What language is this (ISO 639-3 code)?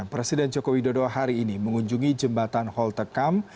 ind